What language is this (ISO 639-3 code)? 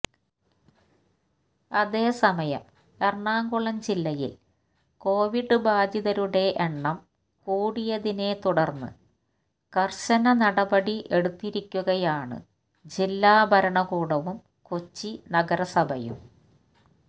mal